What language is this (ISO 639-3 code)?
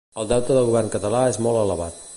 cat